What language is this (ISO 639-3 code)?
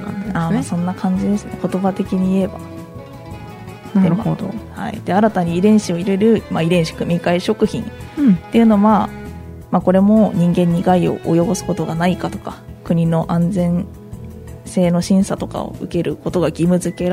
jpn